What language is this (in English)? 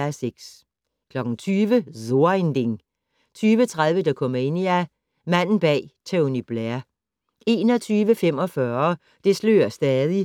Danish